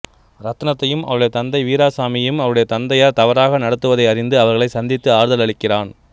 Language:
Tamil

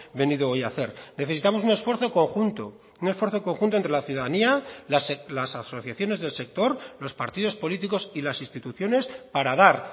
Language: Spanish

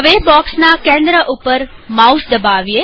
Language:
Gujarati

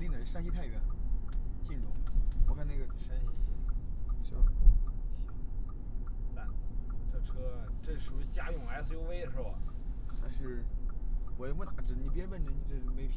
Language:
Chinese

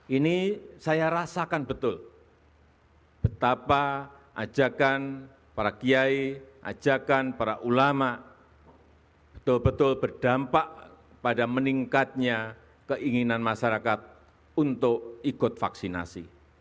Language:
Indonesian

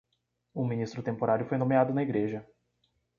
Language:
Portuguese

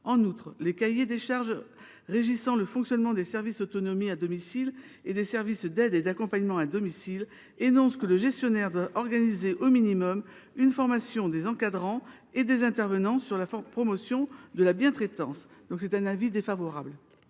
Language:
French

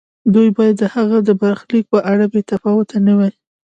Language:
Pashto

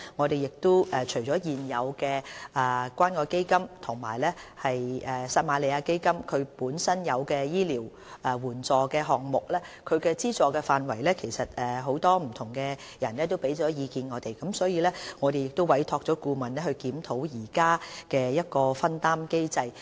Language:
Cantonese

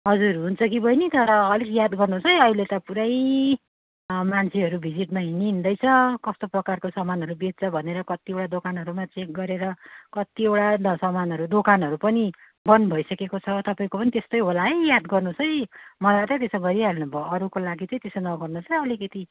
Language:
Nepali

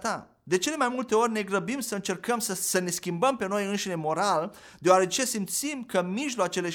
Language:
Romanian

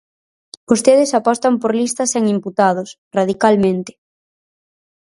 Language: Galician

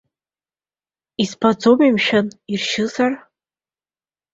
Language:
Abkhazian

